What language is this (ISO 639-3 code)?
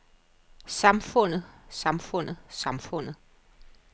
dan